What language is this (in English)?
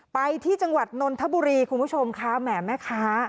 Thai